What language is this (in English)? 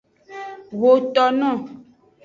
Aja (Benin)